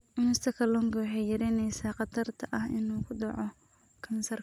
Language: Somali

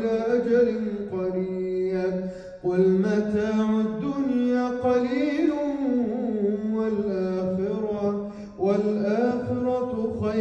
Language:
Arabic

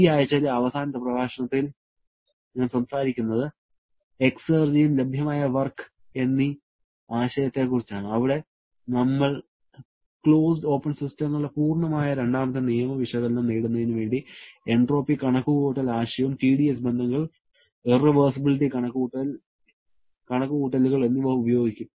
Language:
Malayalam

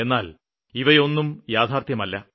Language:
Malayalam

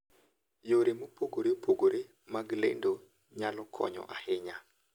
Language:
Luo (Kenya and Tanzania)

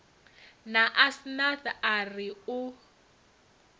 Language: Venda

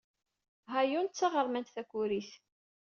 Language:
Kabyle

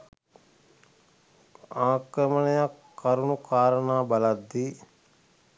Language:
Sinhala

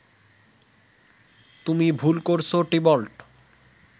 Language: Bangla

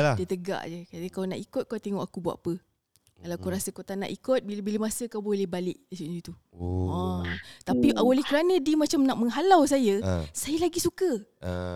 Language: Malay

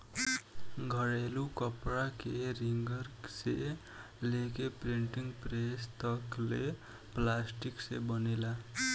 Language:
Bhojpuri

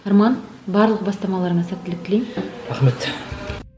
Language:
Kazakh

